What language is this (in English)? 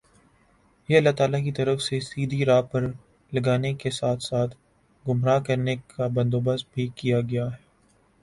Urdu